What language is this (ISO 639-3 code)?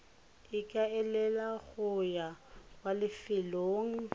tsn